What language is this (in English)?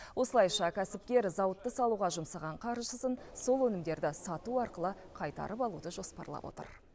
Kazakh